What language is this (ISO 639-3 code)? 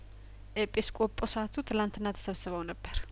amh